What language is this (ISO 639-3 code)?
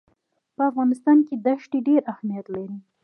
pus